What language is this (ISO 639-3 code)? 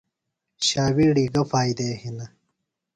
phl